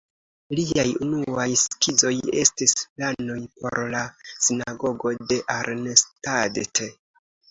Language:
Esperanto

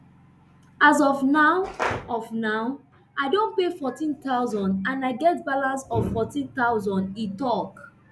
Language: Nigerian Pidgin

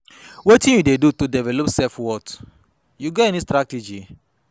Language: Nigerian Pidgin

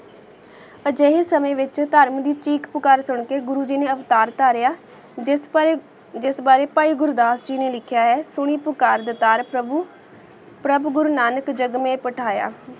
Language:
Punjabi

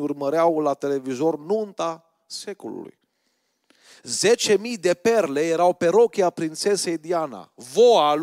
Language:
Romanian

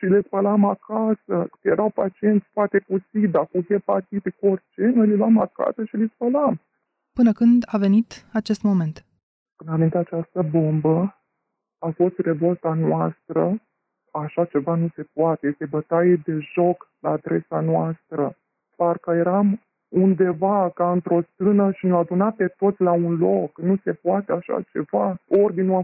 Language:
Romanian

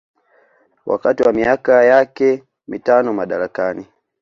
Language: Swahili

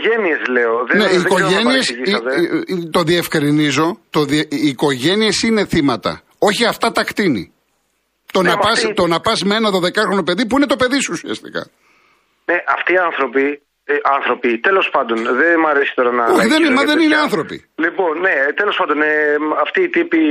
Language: Greek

